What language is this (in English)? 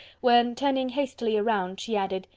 English